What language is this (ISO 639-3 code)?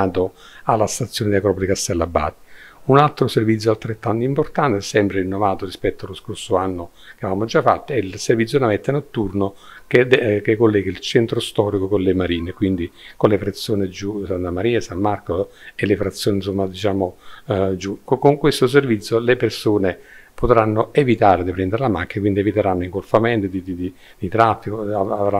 ita